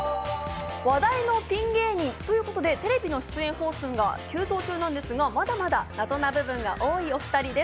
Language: Japanese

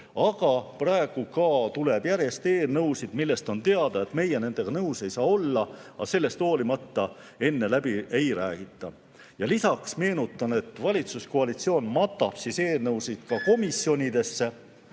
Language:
Estonian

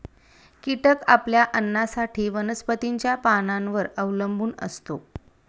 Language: Marathi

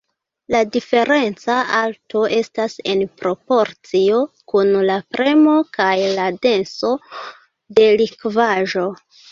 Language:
Esperanto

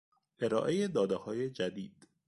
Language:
Persian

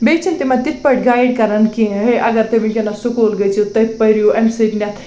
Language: Kashmiri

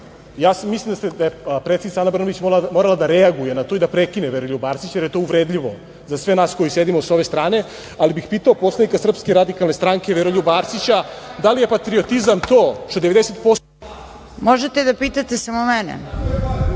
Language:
Serbian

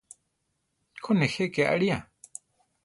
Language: Central Tarahumara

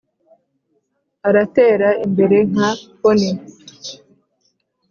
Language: Kinyarwanda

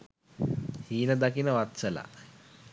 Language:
Sinhala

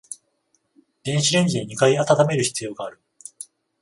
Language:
Japanese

